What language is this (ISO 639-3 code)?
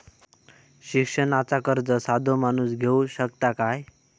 mar